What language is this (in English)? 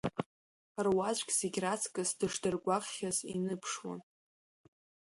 Abkhazian